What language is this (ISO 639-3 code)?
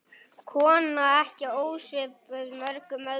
isl